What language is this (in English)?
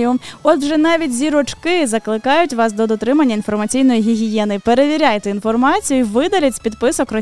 Ukrainian